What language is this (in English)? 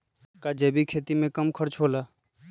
Magahi